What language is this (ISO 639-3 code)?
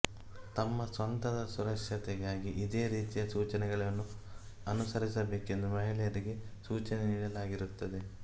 kan